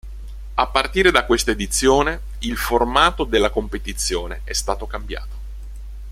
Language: Italian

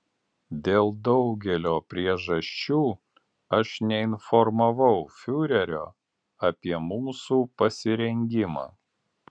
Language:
Lithuanian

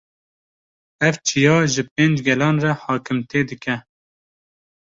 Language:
Kurdish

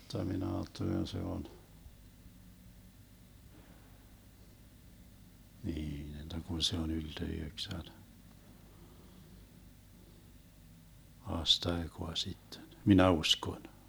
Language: Finnish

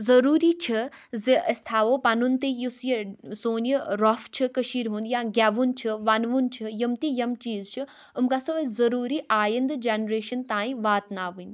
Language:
Kashmiri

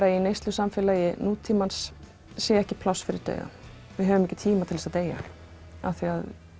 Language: Icelandic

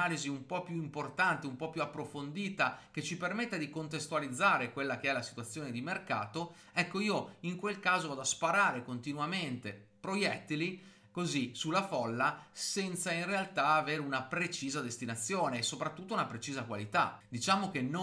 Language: Italian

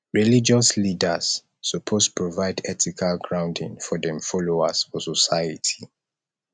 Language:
Nigerian Pidgin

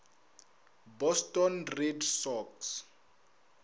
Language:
Northern Sotho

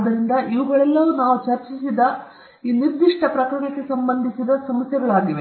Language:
Kannada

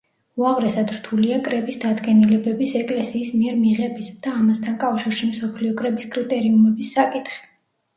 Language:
Georgian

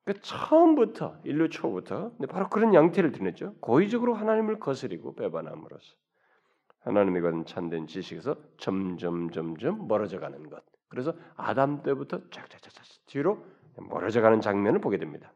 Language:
Korean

